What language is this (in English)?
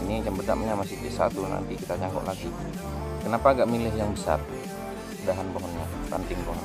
Indonesian